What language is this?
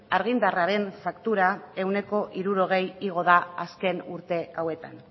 Basque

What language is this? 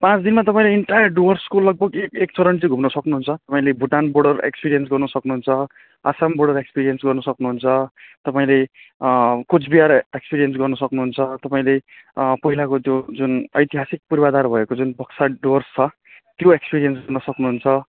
Nepali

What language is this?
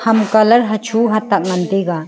Wancho Naga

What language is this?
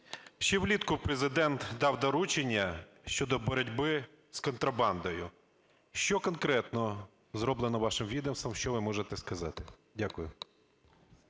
Ukrainian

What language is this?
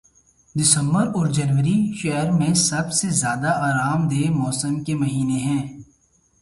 Urdu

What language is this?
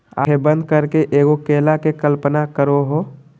Magahi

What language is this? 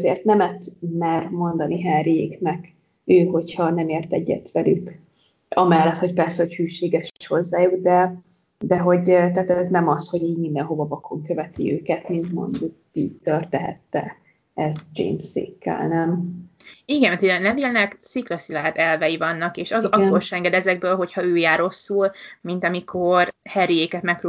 Hungarian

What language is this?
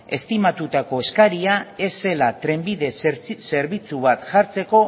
Basque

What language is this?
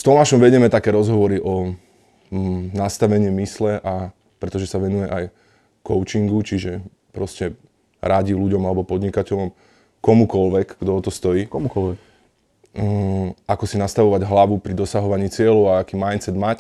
Slovak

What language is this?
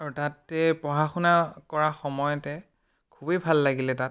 Assamese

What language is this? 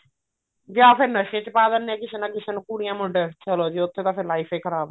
Punjabi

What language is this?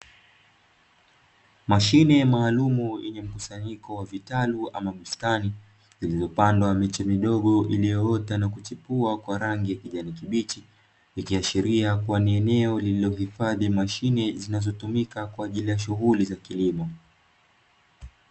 Swahili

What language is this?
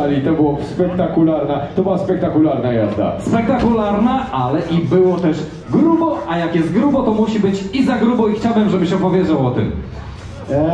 Polish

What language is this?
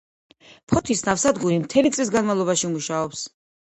Georgian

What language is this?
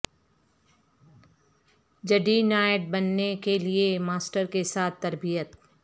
Urdu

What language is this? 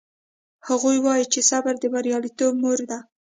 Pashto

